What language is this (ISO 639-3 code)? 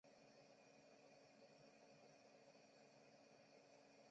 zho